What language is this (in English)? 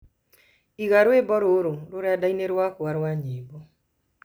Kikuyu